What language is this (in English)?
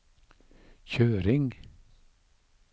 Norwegian